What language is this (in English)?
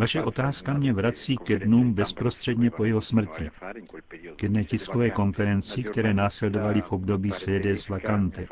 Czech